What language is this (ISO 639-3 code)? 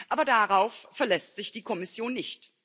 deu